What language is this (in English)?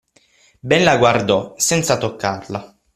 Italian